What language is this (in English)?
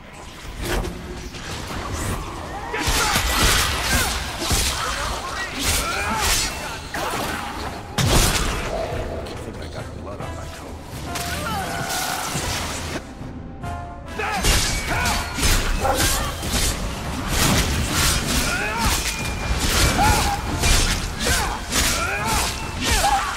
Portuguese